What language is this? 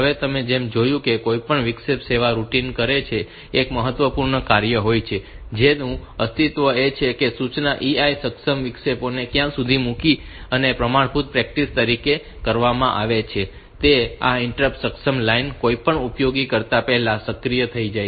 Gujarati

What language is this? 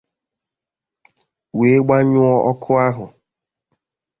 Igbo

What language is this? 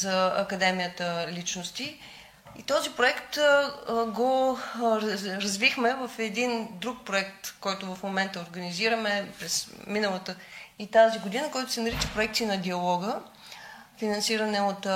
Bulgarian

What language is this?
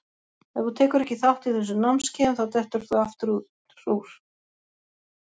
Icelandic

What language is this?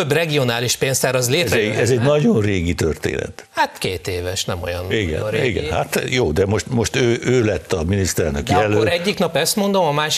Hungarian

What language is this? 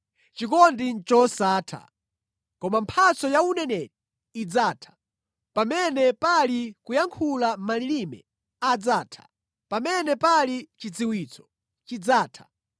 Nyanja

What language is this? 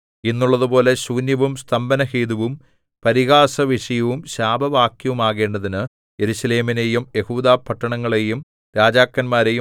Malayalam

